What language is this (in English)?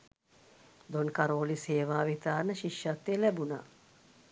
Sinhala